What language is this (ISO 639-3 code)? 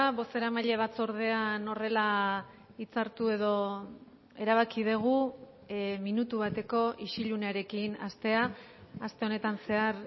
eus